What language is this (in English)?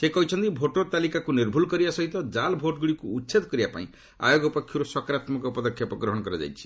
Odia